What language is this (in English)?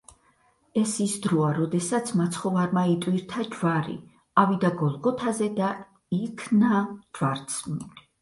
Georgian